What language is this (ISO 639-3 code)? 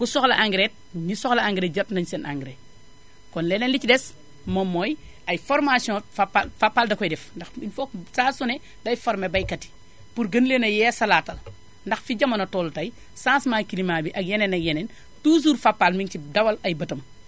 wol